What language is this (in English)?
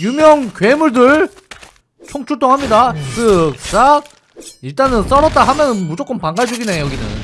Korean